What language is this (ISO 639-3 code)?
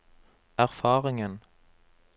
nor